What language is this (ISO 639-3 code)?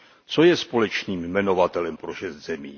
ces